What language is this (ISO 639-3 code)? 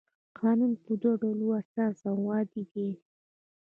pus